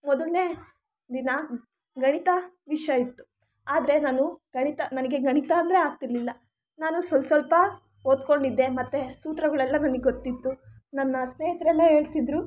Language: Kannada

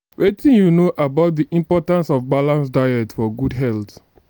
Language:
Nigerian Pidgin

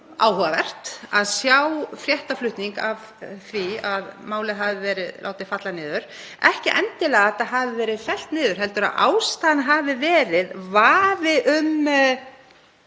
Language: Icelandic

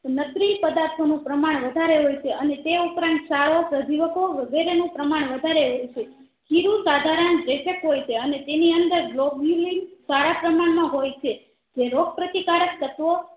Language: Gujarati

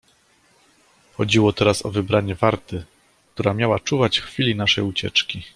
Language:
Polish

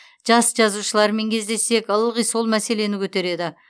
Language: Kazakh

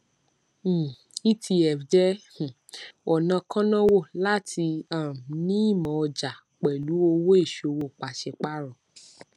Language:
Yoruba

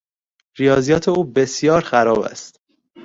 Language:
Persian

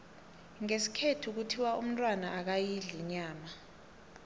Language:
South Ndebele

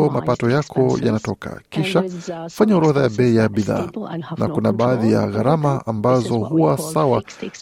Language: Swahili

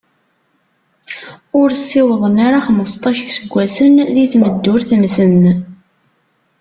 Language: Kabyle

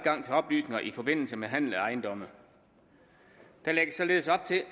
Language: Danish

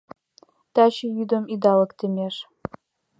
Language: Mari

